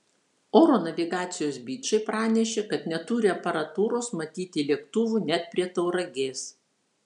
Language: Lithuanian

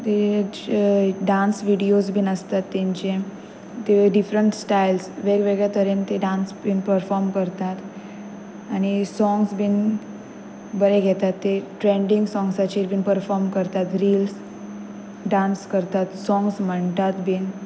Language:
Konkani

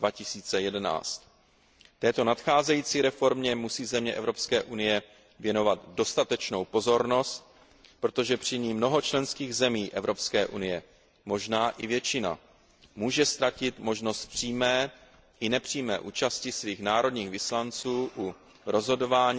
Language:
Czech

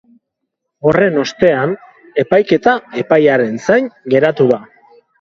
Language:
Basque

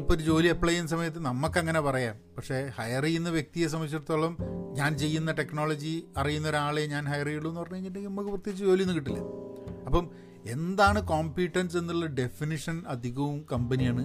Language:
Malayalam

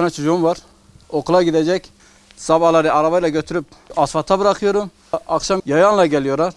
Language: Turkish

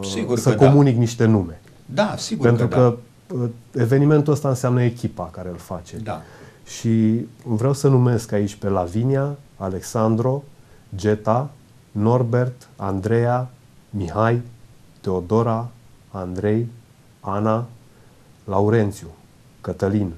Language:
Romanian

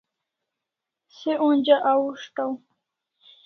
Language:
Kalasha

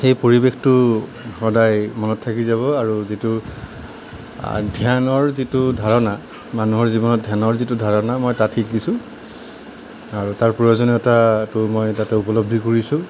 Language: Assamese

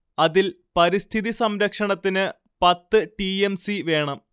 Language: Malayalam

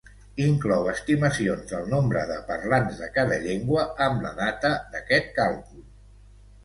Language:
Catalan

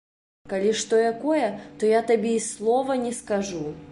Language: Belarusian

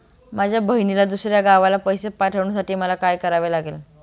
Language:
Marathi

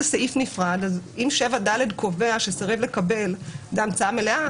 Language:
Hebrew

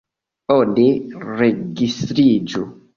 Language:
Esperanto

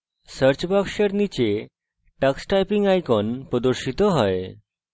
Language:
Bangla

